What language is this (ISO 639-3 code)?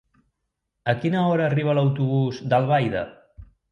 cat